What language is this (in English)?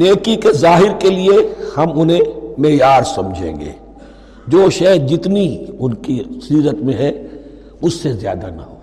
Urdu